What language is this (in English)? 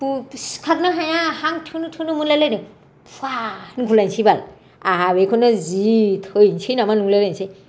Bodo